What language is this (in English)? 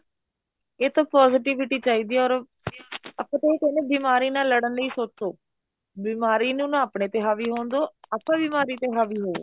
Punjabi